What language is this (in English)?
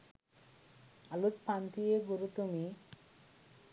Sinhala